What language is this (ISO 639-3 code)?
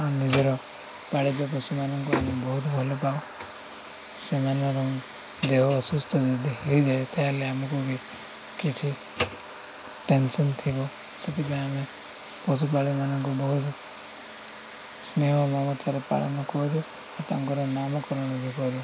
ori